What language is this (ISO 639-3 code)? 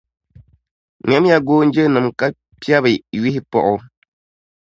dag